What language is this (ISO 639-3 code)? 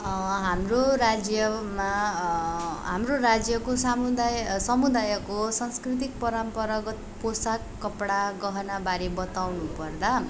nep